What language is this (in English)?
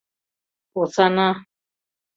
Mari